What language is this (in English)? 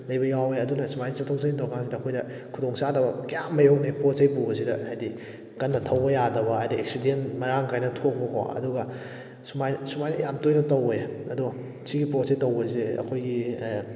Manipuri